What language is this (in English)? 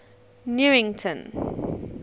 English